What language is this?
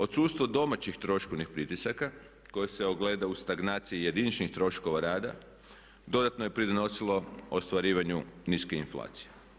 Croatian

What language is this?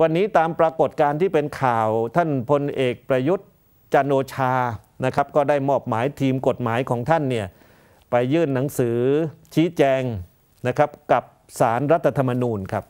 Thai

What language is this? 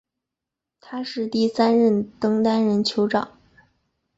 Chinese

